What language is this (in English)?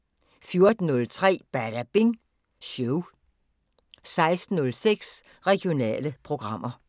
Danish